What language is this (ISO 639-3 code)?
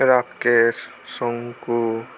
ben